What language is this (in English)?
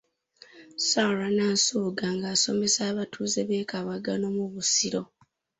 Ganda